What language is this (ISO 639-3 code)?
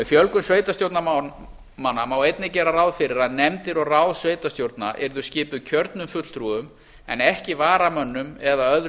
isl